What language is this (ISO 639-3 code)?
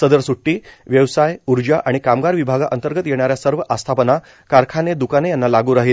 mar